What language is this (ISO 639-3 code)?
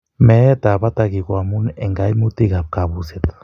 kln